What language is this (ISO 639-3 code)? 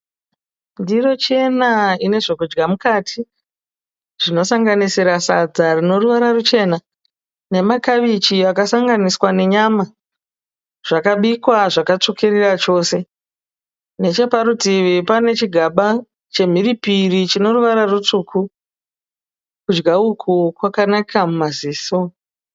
sna